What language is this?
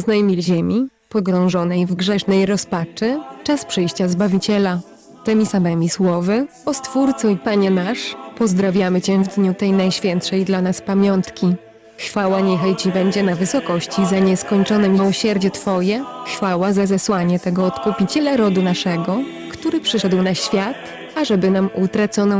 Polish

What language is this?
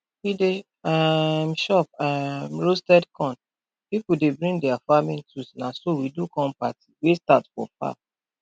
Nigerian Pidgin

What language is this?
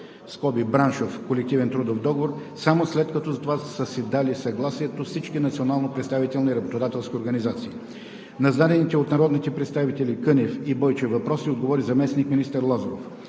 Bulgarian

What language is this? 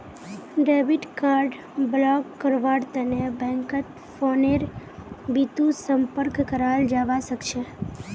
Magahi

